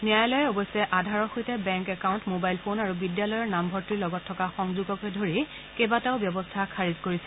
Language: Assamese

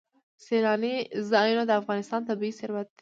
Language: Pashto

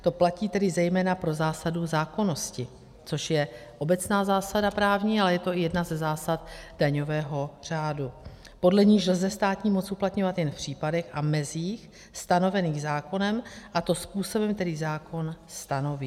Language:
Czech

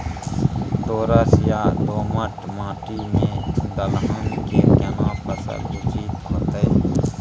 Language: Maithili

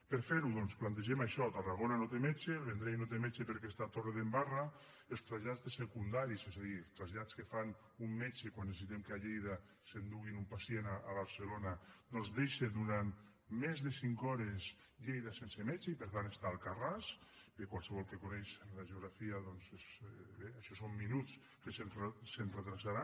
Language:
Catalan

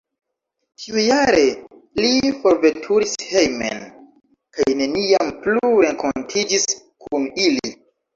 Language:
Esperanto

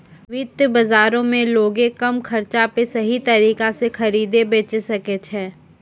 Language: Maithili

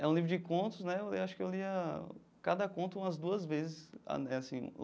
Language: Portuguese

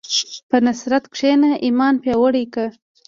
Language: Pashto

